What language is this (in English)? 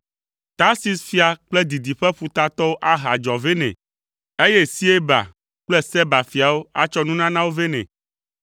Ewe